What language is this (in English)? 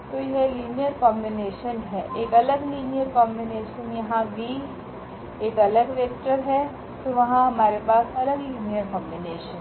Hindi